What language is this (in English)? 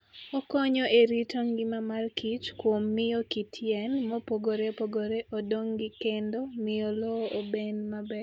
Luo (Kenya and Tanzania)